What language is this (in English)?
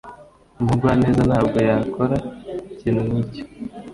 Kinyarwanda